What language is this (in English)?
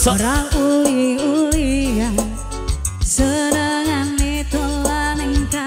Indonesian